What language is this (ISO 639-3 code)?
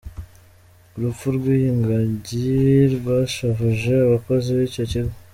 kin